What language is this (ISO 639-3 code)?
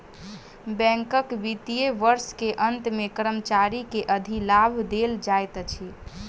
mai